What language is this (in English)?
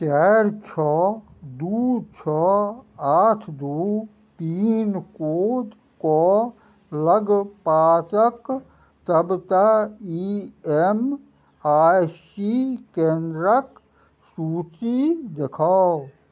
Maithili